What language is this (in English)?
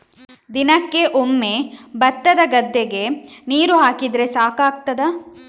Kannada